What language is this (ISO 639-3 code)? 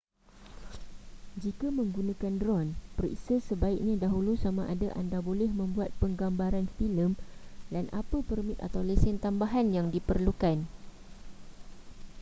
msa